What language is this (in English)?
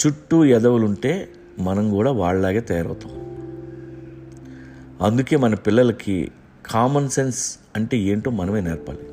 Telugu